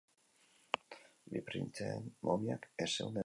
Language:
Basque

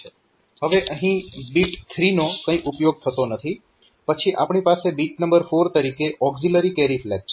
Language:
Gujarati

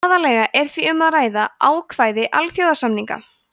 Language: Icelandic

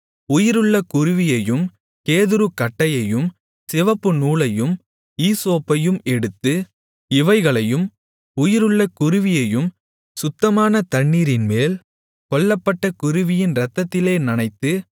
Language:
Tamil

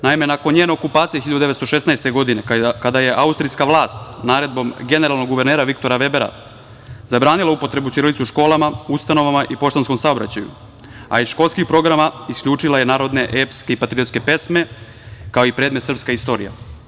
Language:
Serbian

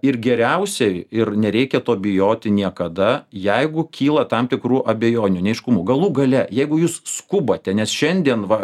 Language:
Lithuanian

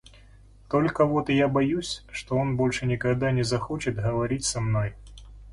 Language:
Russian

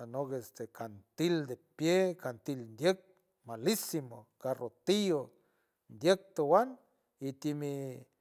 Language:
San Francisco Del Mar Huave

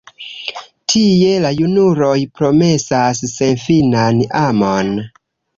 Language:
Esperanto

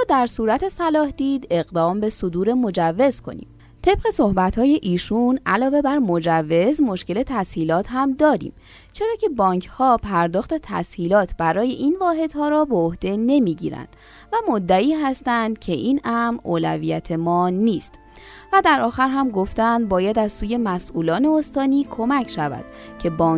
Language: Persian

